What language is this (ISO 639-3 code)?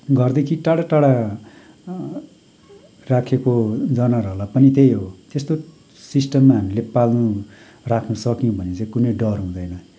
nep